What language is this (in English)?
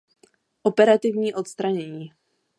Czech